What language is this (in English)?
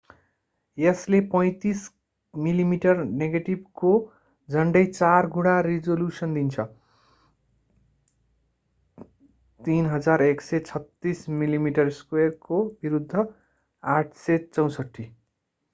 Nepali